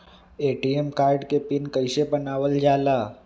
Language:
Magahi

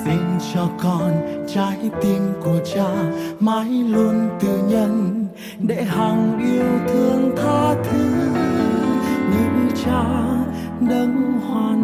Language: Vietnamese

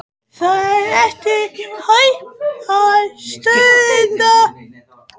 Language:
Icelandic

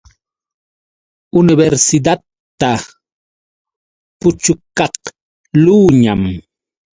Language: Yauyos Quechua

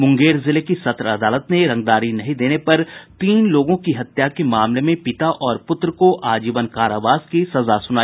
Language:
Hindi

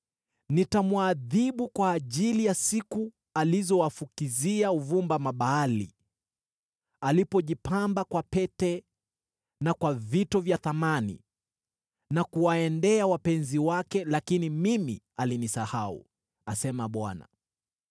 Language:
Swahili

